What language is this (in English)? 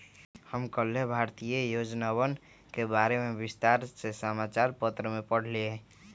Magahi